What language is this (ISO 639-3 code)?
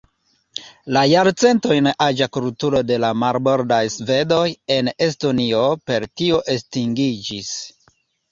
epo